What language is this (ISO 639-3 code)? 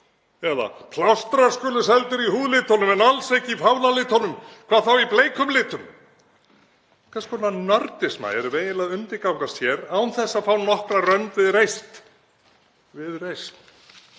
isl